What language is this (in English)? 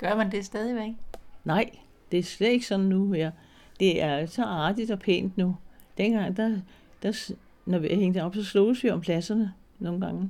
Danish